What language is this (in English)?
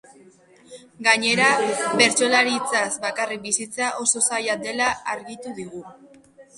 Basque